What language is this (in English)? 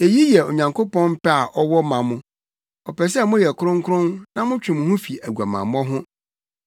Akan